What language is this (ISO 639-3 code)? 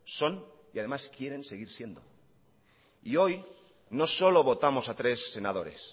spa